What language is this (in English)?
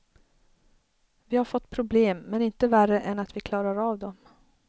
Swedish